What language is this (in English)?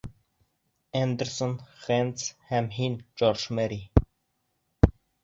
Bashkir